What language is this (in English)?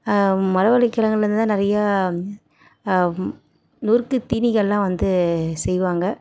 Tamil